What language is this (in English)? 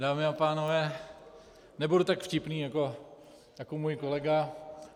Czech